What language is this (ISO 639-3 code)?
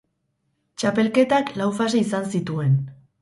eus